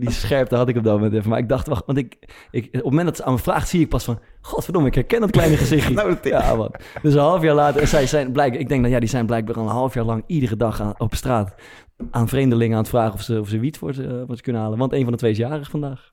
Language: Dutch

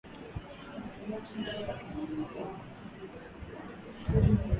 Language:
Swahili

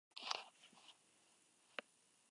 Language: Spanish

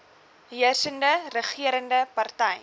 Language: Afrikaans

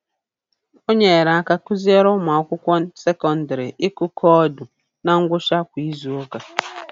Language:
Igbo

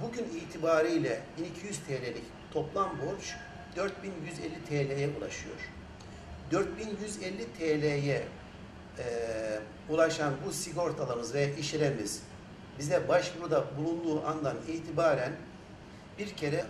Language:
Turkish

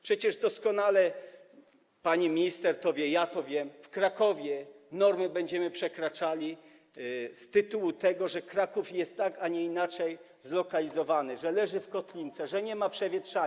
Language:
Polish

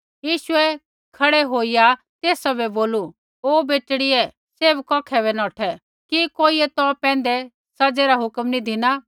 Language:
Kullu Pahari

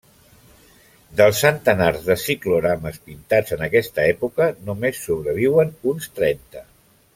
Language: Catalan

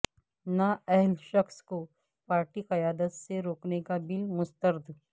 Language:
Urdu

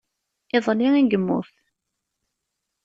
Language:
Kabyle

